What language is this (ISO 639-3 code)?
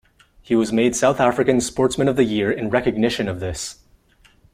eng